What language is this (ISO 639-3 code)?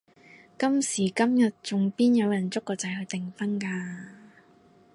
yue